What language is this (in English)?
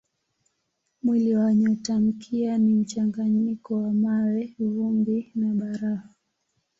Swahili